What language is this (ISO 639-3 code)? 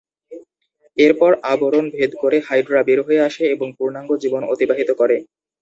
ben